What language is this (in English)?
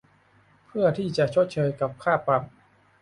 Thai